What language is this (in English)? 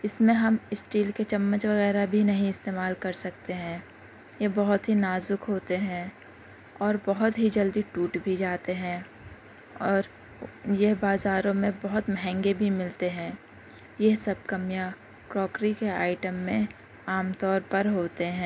Urdu